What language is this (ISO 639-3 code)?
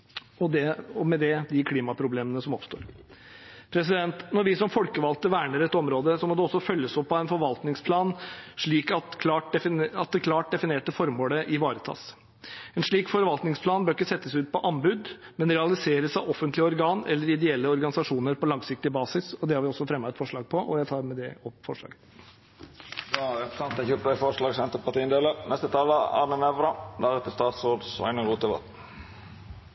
nor